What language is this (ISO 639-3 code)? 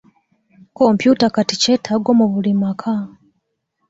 lug